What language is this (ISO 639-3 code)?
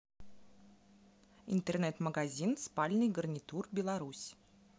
rus